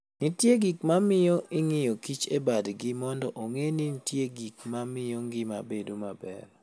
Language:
Luo (Kenya and Tanzania)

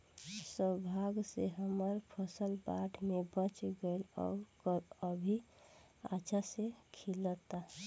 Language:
Bhojpuri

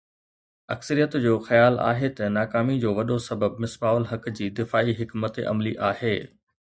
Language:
Sindhi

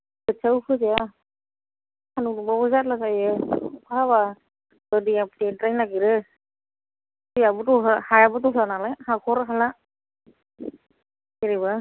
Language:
Bodo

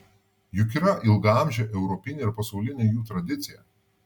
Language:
Lithuanian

